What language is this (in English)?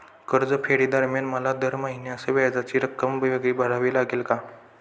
Marathi